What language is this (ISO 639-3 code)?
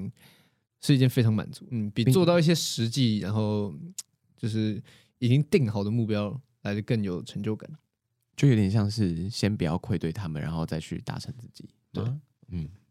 zho